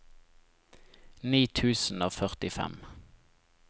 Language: Norwegian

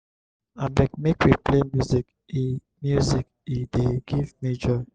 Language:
Nigerian Pidgin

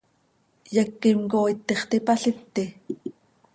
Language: Seri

